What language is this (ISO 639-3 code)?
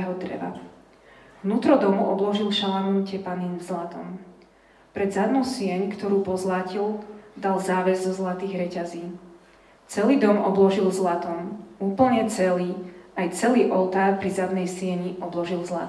slk